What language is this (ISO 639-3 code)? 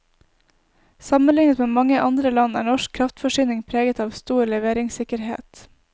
nor